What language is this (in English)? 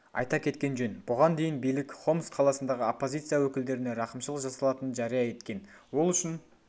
Kazakh